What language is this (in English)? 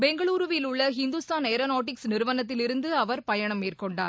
Tamil